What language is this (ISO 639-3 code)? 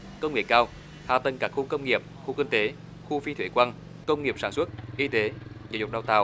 vie